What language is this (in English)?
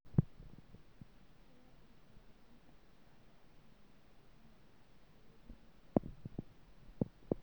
Masai